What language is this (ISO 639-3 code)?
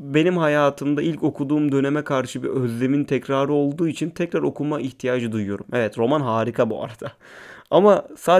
tur